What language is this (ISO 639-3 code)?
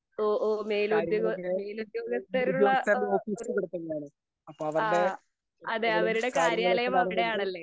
mal